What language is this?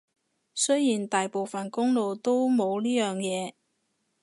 Cantonese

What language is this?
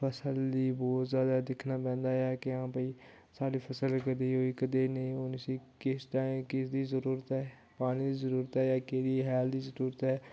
Dogri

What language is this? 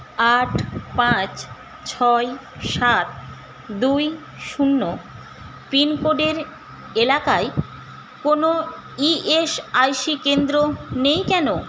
Bangla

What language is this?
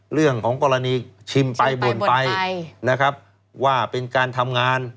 Thai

